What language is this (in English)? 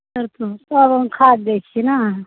Maithili